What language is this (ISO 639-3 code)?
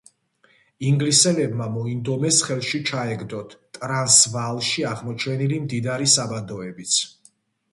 kat